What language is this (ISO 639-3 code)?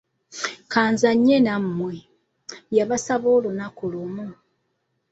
lug